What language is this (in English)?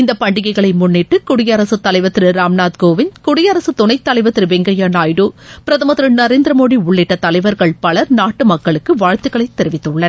Tamil